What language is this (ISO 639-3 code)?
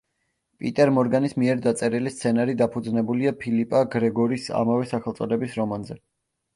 kat